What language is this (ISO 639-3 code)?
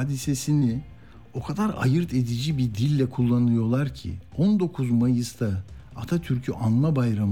tur